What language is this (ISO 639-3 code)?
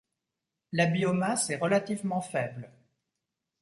fra